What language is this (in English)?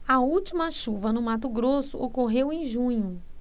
Portuguese